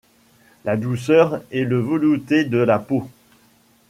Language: French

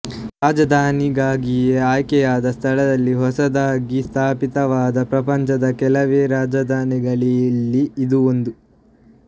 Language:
Kannada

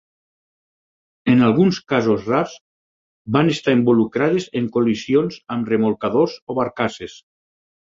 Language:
Catalan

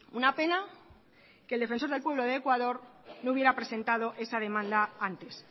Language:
Spanish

